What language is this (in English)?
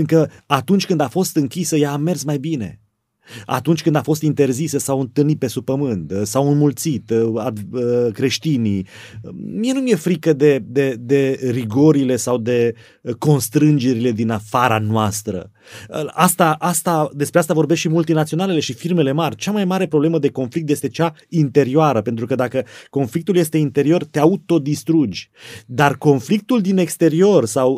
Romanian